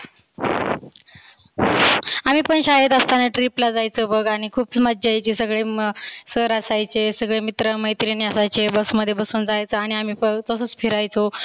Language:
Marathi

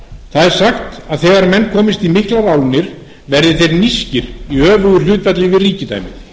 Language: Icelandic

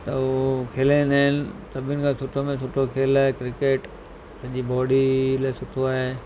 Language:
Sindhi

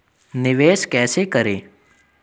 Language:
Hindi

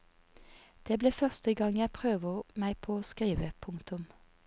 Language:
Norwegian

